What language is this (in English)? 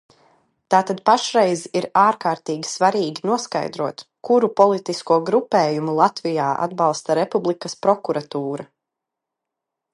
Latvian